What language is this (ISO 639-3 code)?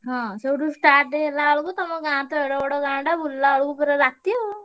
ori